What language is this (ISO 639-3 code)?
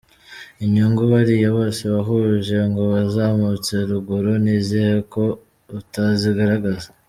kin